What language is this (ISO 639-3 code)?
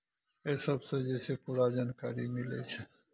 mai